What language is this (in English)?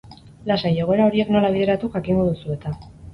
Basque